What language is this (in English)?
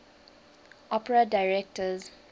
English